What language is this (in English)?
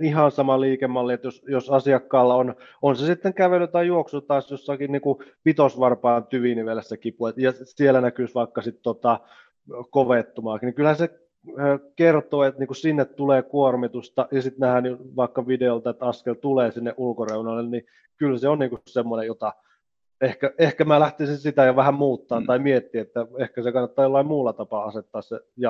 Finnish